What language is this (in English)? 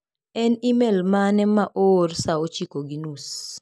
Luo (Kenya and Tanzania)